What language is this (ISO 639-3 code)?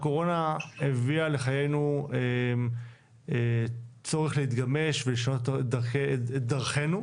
heb